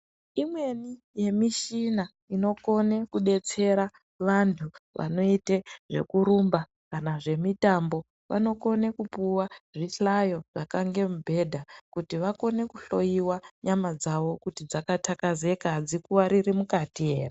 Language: Ndau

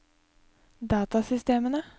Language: Norwegian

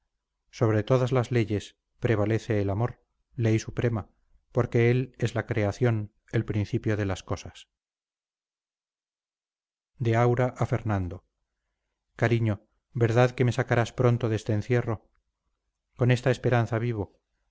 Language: Spanish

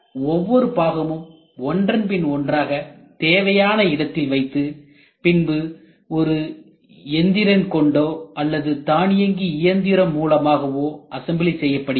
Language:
Tamil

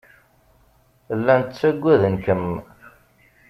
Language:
Kabyle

